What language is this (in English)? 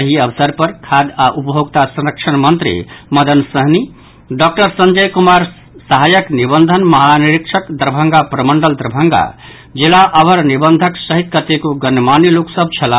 Maithili